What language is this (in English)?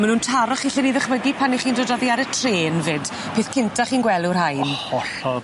Welsh